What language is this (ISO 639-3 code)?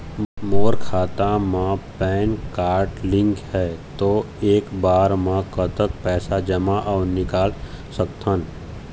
hne